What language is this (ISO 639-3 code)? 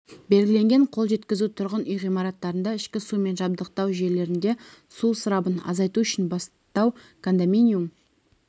kaz